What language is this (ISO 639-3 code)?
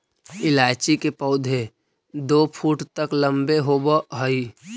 mag